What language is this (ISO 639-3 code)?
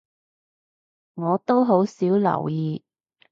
yue